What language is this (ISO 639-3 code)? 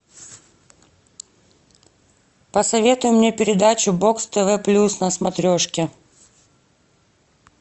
rus